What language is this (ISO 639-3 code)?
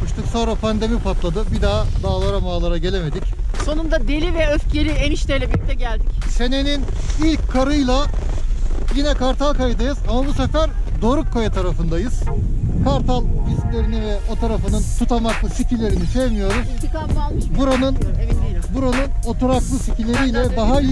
tur